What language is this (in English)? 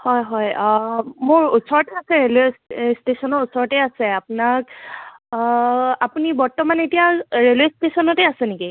Assamese